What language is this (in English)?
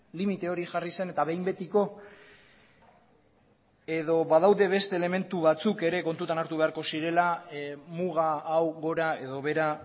Basque